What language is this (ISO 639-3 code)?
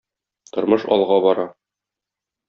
tat